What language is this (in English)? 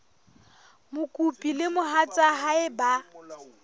Southern Sotho